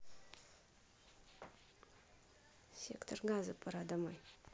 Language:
Russian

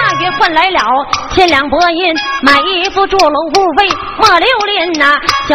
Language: Chinese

